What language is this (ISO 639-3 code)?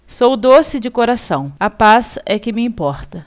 por